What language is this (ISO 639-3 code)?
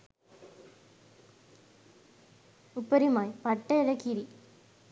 sin